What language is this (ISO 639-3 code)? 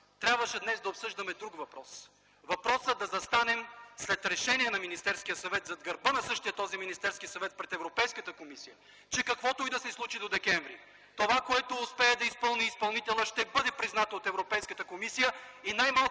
bul